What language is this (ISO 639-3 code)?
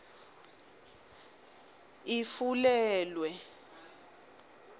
ssw